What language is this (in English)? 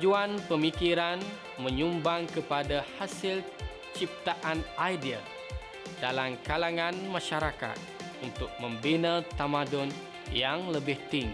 Malay